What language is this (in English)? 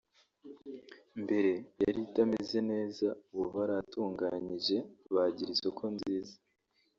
Kinyarwanda